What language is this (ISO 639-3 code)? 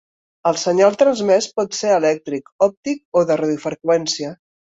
cat